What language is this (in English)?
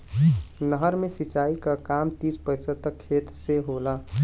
Bhojpuri